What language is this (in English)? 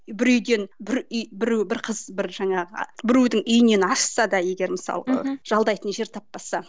Kazakh